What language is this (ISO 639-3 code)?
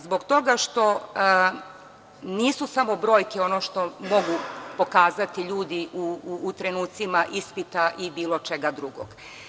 srp